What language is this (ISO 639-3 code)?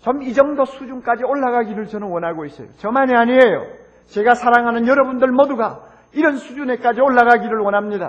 kor